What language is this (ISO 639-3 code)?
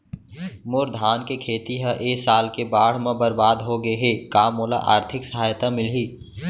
hne